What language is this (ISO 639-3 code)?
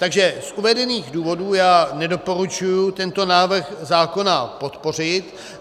ces